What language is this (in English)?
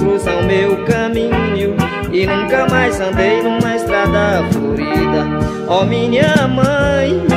Portuguese